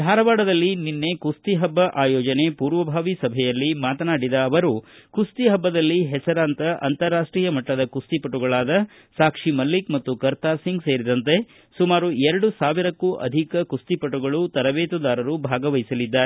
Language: Kannada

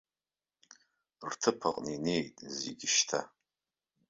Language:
Abkhazian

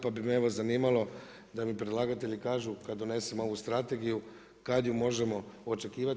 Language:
Croatian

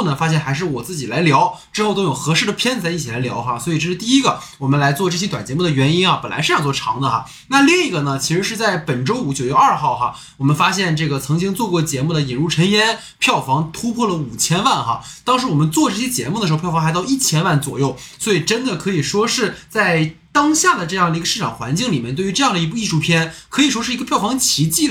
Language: Chinese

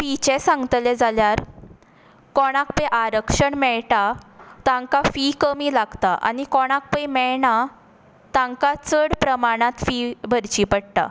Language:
Konkani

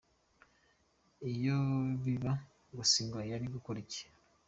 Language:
Kinyarwanda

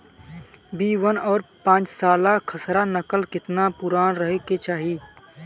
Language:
Bhojpuri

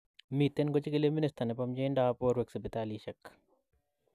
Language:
Kalenjin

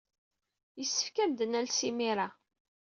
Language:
Kabyle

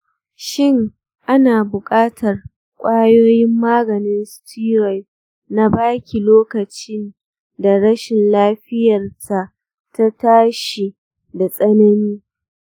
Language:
Hausa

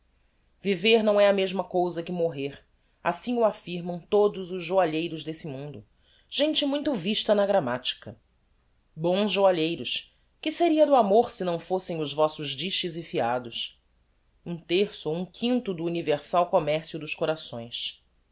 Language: Portuguese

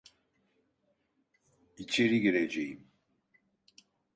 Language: Turkish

